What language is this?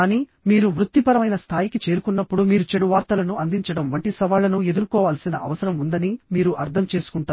Telugu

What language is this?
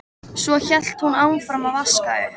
Icelandic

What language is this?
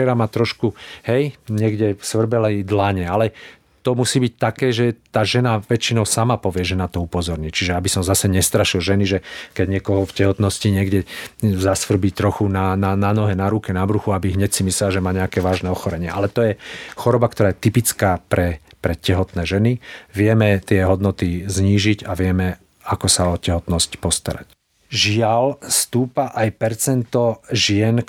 Slovak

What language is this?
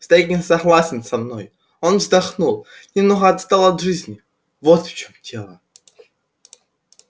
Russian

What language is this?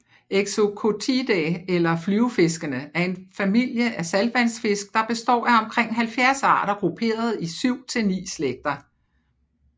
Danish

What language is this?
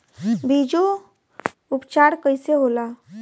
Bhojpuri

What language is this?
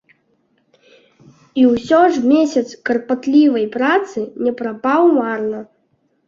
Belarusian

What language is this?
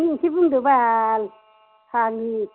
Bodo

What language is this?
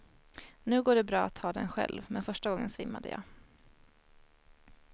Swedish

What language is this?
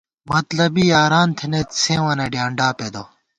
Gawar-Bati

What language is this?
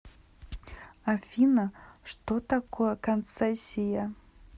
Russian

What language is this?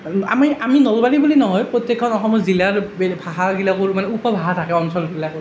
Assamese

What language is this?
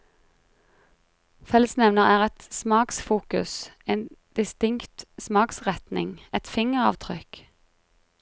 Norwegian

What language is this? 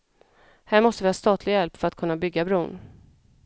Swedish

